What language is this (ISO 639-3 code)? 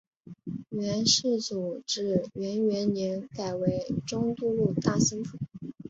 zho